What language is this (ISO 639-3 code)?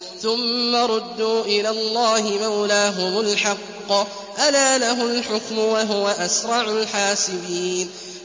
ara